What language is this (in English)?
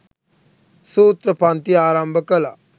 Sinhala